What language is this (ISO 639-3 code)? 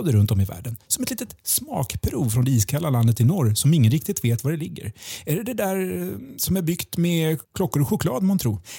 swe